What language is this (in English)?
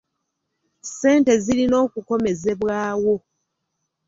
Ganda